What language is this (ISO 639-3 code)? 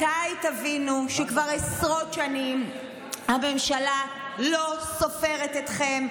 heb